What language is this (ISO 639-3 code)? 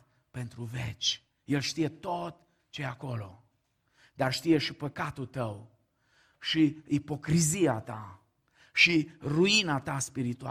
ron